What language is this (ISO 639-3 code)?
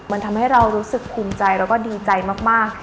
tha